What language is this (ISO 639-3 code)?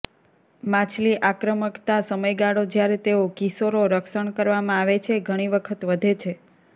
guj